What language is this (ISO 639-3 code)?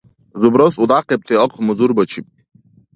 dar